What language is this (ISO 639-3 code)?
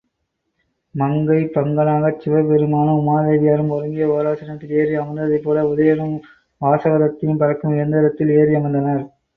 tam